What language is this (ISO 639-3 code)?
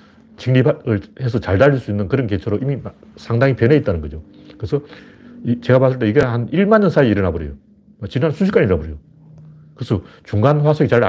kor